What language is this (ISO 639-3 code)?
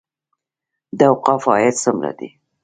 pus